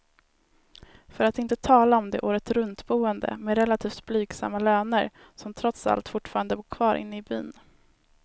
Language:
Swedish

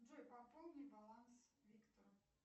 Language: Russian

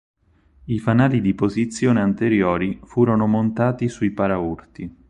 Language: Italian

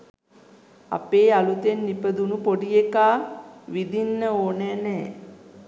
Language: Sinhala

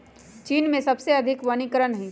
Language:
Magahi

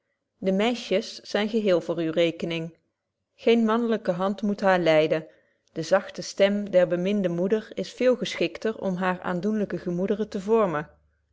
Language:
Dutch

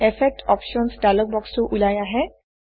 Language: Assamese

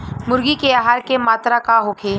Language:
Bhojpuri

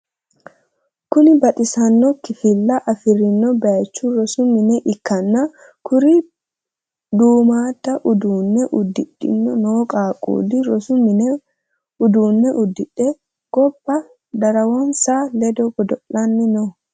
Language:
Sidamo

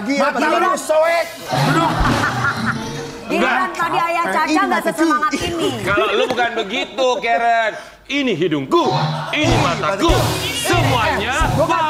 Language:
Indonesian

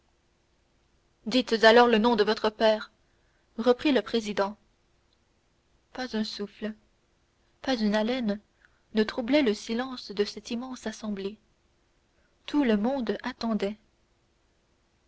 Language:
French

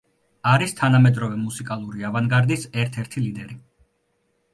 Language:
Georgian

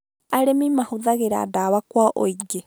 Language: Kikuyu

